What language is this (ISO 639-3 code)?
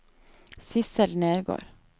nor